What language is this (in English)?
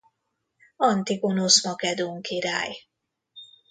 Hungarian